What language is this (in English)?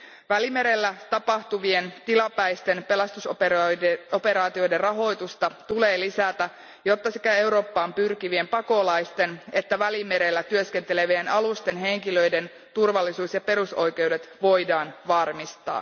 Finnish